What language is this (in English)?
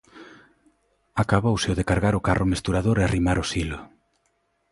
Galician